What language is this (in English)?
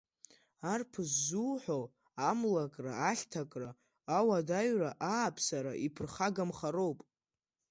Abkhazian